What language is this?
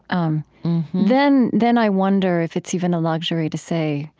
English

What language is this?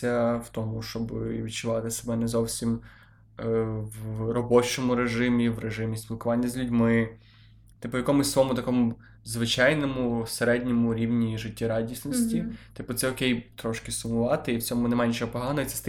Ukrainian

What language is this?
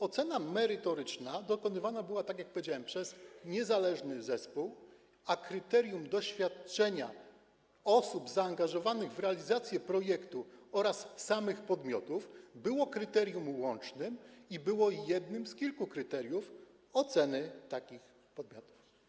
Polish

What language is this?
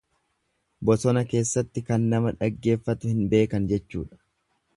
Oromo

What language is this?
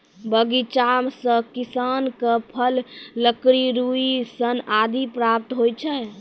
Maithili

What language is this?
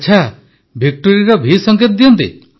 Odia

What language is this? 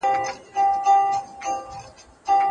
Pashto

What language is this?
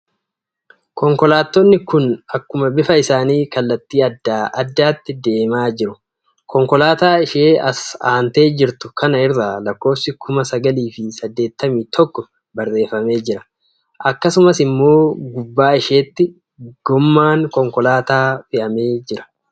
Oromo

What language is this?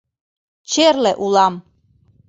Mari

